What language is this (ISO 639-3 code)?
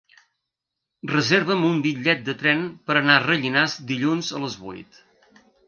cat